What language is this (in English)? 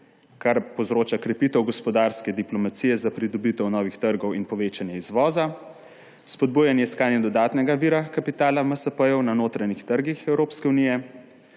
Slovenian